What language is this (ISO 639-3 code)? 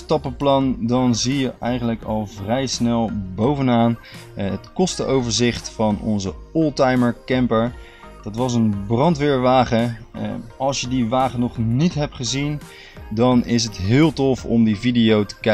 nld